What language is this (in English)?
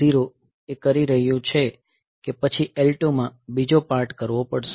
Gujarati